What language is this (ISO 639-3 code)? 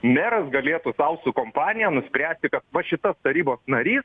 lit